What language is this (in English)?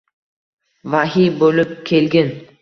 Uzbek